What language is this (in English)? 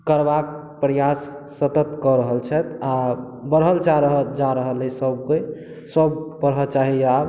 Maithili